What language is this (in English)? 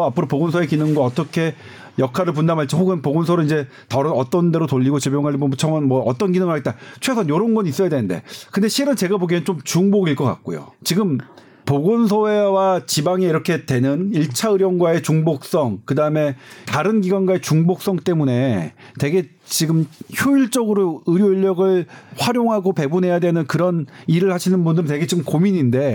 Korean